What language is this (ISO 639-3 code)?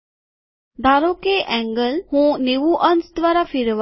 guj